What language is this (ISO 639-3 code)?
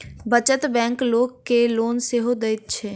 mai